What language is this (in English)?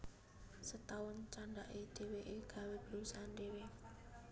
Javanese